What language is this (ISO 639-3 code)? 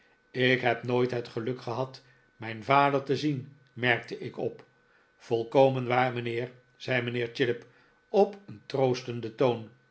nld